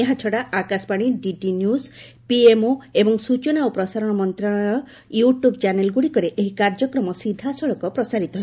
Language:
Odia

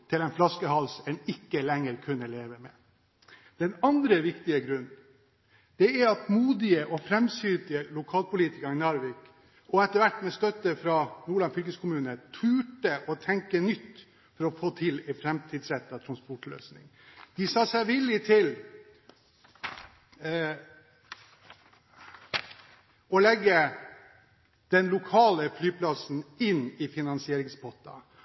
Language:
Norwegian Bokmål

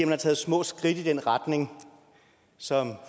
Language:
Danish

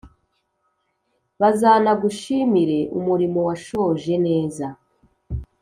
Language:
Kinyarwanda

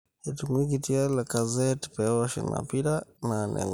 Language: Masai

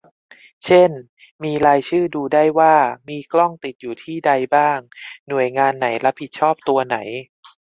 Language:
Thai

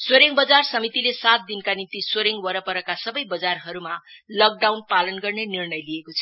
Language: Nepali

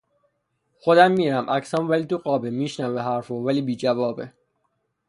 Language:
Persian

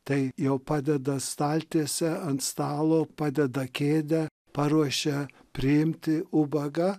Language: Lithuanian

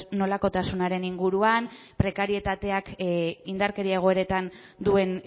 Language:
Basque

